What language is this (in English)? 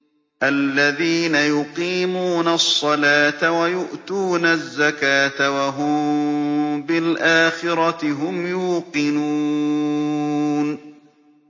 Arabic